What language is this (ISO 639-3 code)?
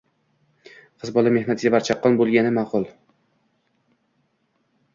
uzb